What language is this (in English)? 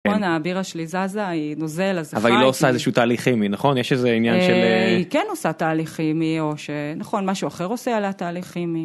Hebrew